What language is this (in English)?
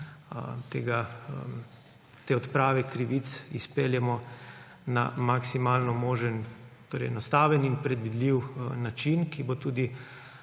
Slovenian